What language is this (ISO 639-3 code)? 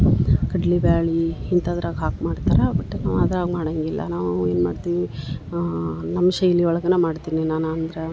kan